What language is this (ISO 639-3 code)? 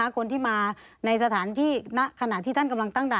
tha